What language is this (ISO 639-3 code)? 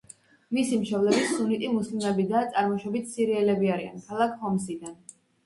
kat